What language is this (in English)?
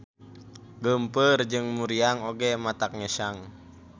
Sundanese